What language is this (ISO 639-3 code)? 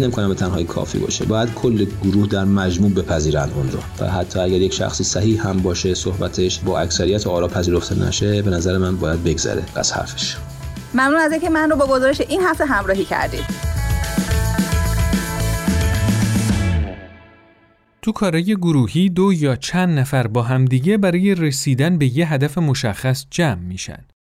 fas